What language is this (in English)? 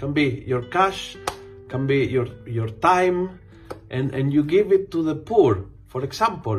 Filipino